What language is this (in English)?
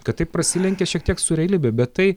Lithuanian